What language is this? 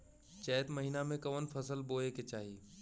Bhojpuri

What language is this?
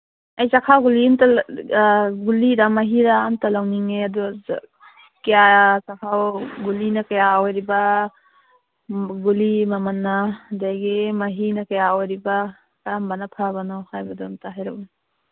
Manipuri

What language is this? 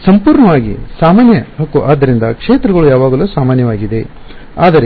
Kannada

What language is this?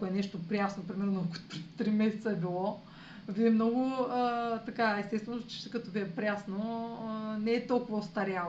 Bulgarian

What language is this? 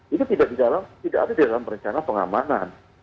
Indonesian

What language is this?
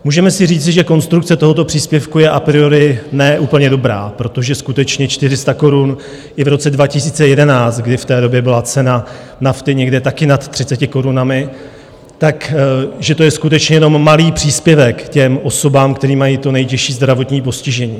Czech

